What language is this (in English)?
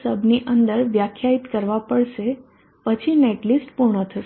Gujarati